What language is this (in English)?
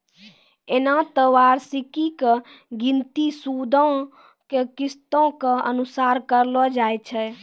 Maithili